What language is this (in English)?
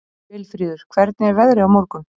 Icelandic